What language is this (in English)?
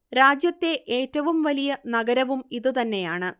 Malayalam